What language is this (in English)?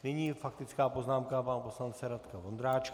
Czech